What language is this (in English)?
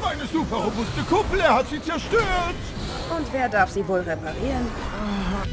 German